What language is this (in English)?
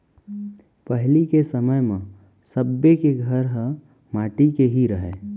Chhattisgarhi